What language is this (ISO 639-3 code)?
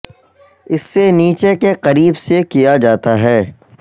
urd